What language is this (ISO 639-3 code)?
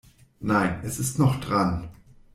deu